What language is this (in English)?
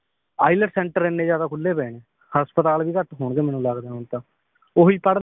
Punjabi